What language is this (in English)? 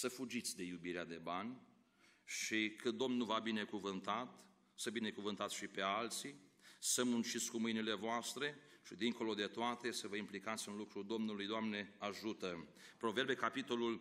Romanian